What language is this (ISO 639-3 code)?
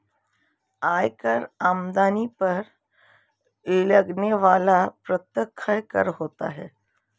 hin